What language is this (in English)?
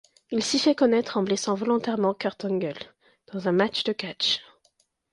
French